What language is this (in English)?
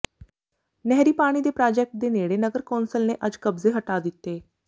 Punjabi